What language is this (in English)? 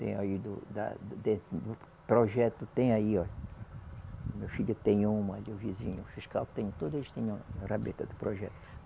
Portuguese